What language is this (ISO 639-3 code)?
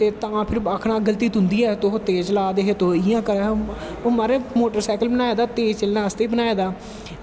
doi